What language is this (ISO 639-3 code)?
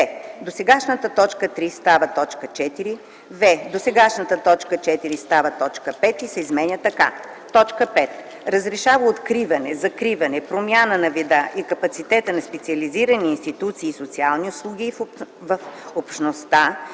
bul